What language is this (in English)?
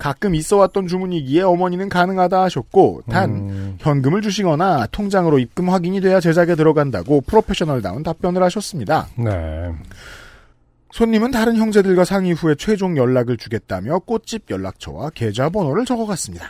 Korean